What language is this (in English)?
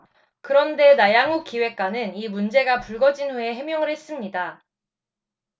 Korean